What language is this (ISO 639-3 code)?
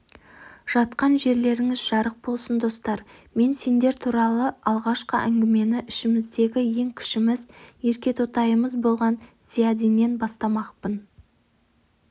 kaz